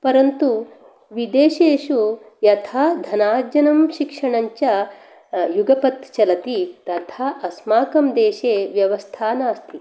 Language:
Sanskrit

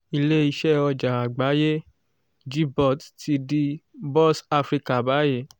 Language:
Yoruba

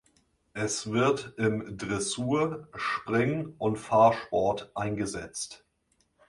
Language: German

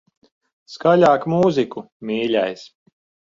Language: Latvian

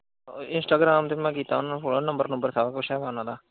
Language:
Punjabi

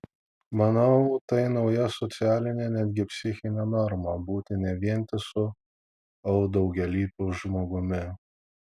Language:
Lithuanian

